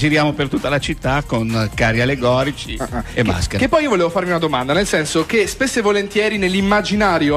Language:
Italian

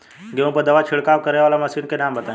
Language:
Bhojpuri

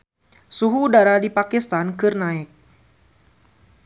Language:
Sundanese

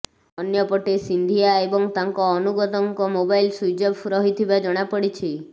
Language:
Odia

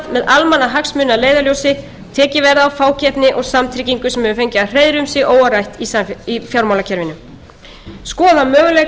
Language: Icelandic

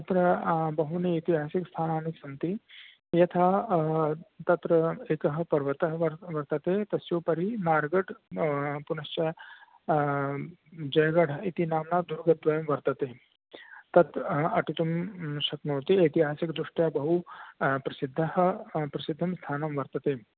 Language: Sanskrit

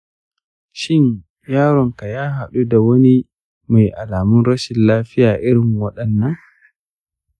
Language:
Hausa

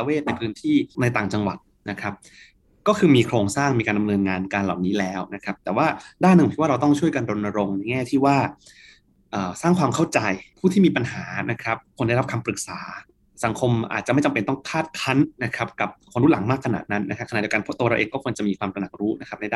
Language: Thai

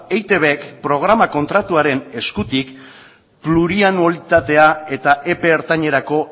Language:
Basque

